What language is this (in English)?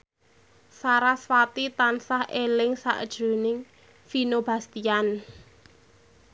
Javanese